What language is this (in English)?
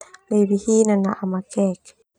Termanu